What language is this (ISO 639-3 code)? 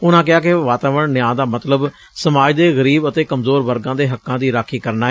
pan